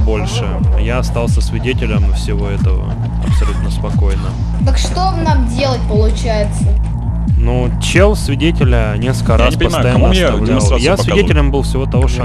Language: Russian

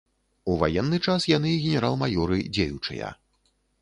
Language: Belarusian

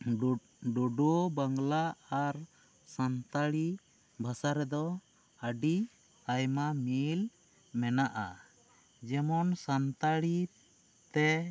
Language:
Santali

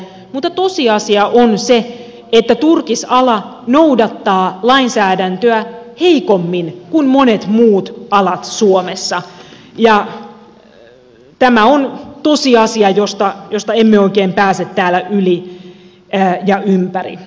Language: Finnish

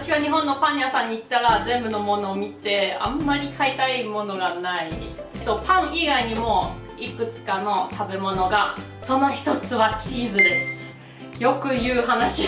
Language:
Japanese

